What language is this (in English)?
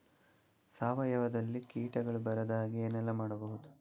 Kannada